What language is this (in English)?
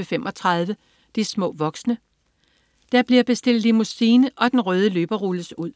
Danish